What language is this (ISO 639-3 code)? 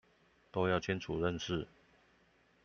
zho